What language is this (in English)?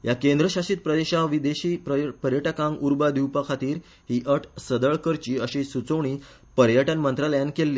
Konkani